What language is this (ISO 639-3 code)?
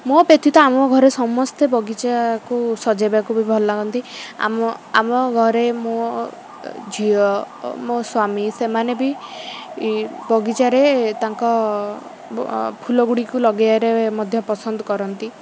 ori